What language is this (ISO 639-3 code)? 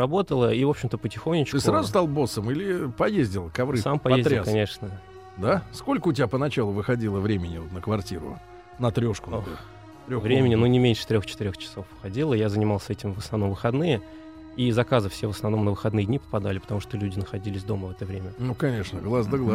rus